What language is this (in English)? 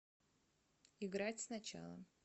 Russian